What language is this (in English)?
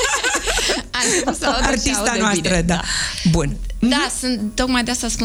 Romanian